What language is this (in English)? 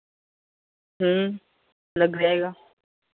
Hindi